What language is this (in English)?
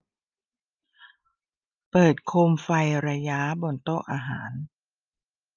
Thai